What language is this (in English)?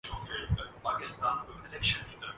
Urdu